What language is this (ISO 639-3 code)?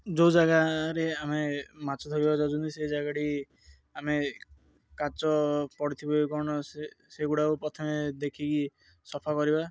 ori